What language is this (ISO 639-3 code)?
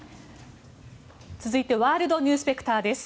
jpn